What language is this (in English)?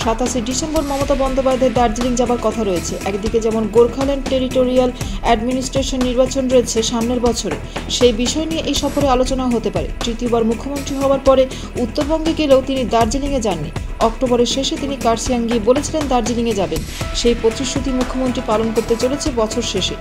Romanian